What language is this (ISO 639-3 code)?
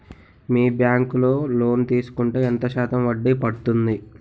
tel